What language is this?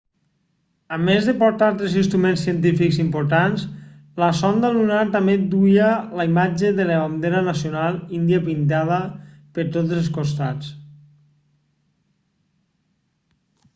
Catalan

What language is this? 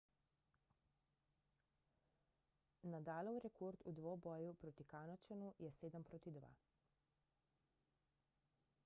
Slovenian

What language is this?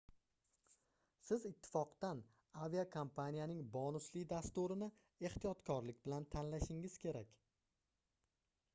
Uzbek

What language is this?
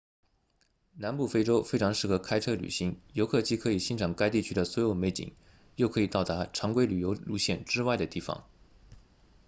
Chinese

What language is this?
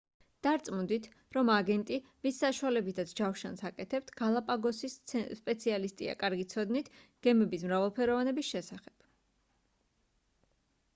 Georgian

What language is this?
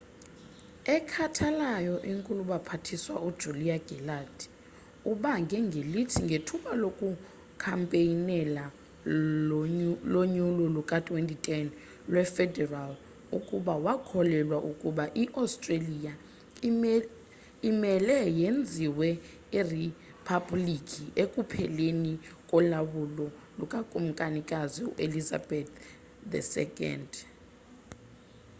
Xhosa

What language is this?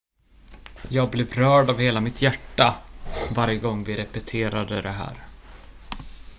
Swedish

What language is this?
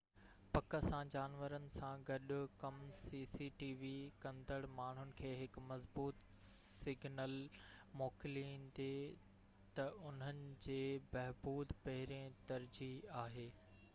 Sindhi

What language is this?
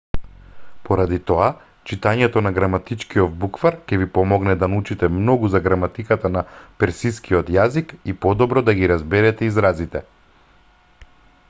Macedonian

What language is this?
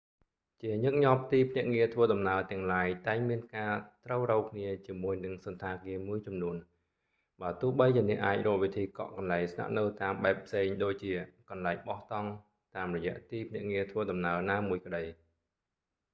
Khmer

